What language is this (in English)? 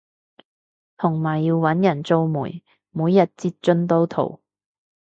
Cantonese